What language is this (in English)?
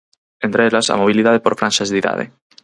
Galician